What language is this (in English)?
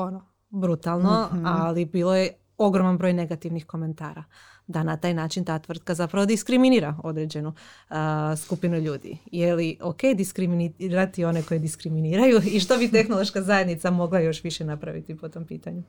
Croatian